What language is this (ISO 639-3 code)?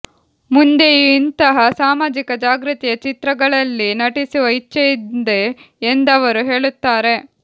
kan